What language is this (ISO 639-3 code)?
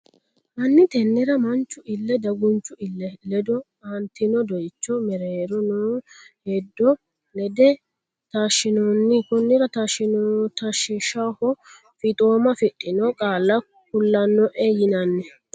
sid